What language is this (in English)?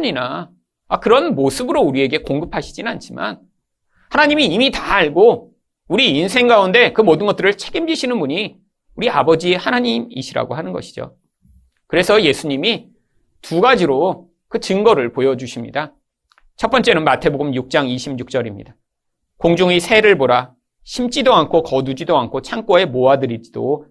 Korean